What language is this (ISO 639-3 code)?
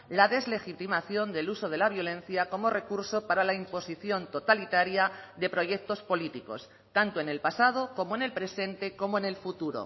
spa